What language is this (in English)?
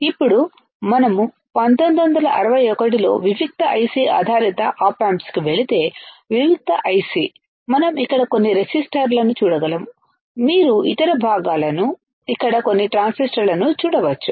Telugu